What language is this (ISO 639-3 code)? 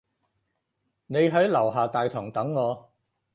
yue